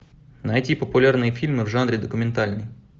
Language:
Russian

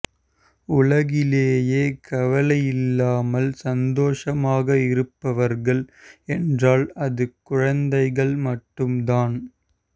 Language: Tamil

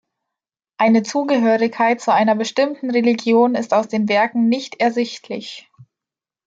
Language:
German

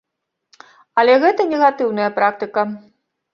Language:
Belarusian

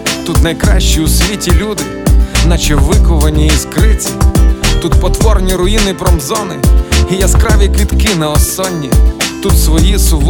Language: Ukrainian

